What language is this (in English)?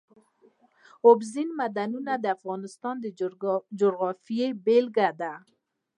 Pashto